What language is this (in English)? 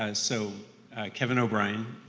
English